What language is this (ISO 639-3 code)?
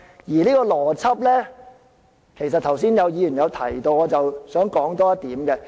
yue